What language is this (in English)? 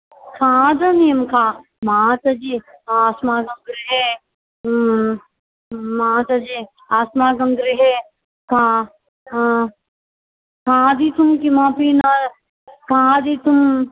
Sanskrit